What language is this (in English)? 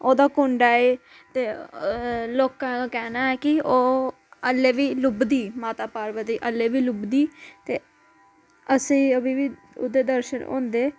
Dogri